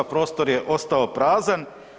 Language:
Croatian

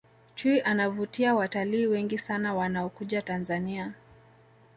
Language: Swahili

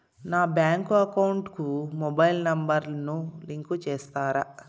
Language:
Telugu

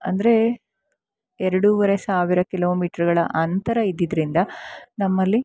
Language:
Kannada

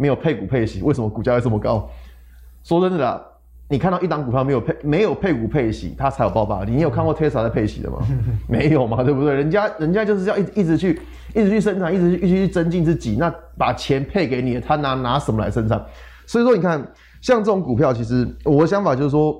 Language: Chinese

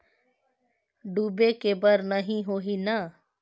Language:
Chhattisgarhi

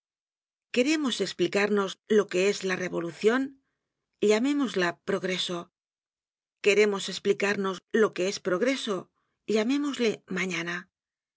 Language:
Spanish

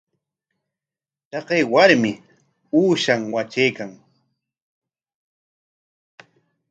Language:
Corongo Ancash Quechua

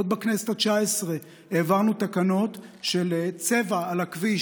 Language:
Hebrew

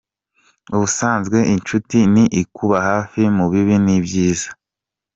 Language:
Kinyarwanda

